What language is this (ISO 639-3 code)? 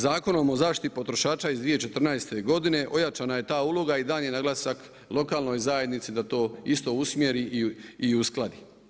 hrv